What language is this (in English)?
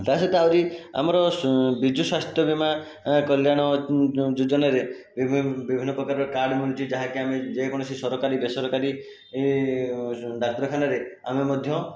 Odia